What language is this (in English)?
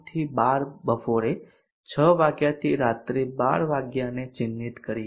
Gujarati